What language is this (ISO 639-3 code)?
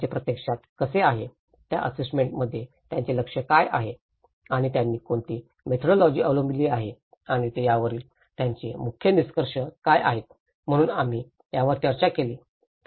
mar